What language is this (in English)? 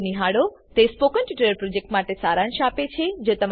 Gujarati